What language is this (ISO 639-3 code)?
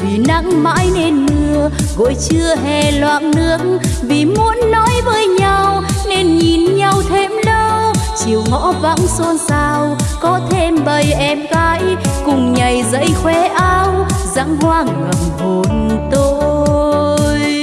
vie